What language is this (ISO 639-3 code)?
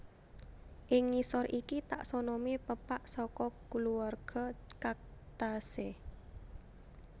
jav